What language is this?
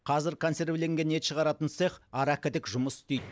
Kazakh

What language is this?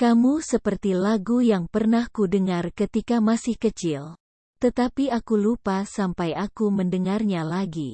Indonesian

